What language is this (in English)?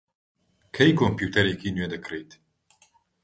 Central Kurdish